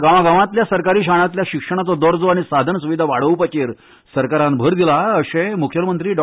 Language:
Konkani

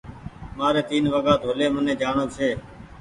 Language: Goaria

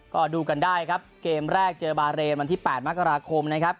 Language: Thai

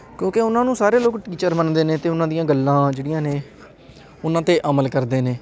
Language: Punjabi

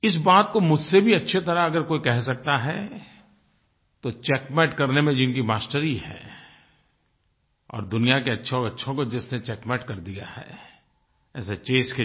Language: Hindi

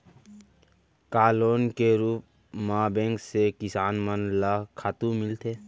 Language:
Chhattisgarhi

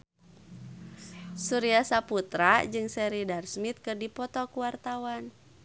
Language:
Sundanese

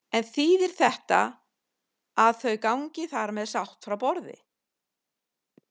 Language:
Icelandic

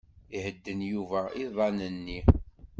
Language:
Kabyle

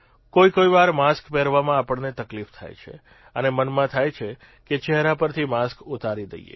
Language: Gujarati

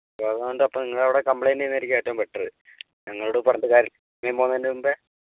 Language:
Malayalam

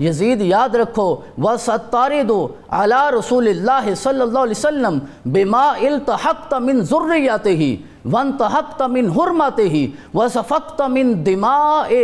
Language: Hindi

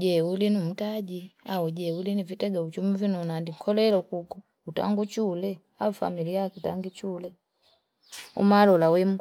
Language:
Fipa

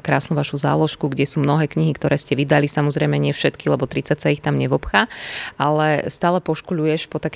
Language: Slovak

